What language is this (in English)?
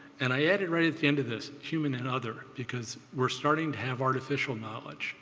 English